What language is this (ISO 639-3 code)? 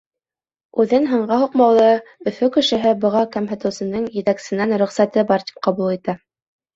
bak